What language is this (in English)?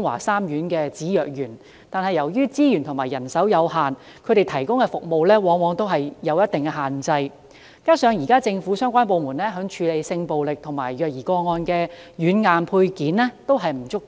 Cantonese